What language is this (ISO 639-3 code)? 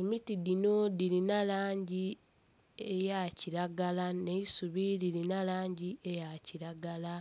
xog